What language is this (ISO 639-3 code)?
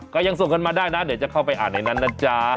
tha